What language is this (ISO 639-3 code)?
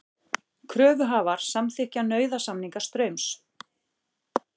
isl